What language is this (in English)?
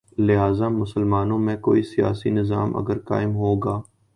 Urdu